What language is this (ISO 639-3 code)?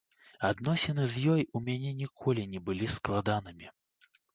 bel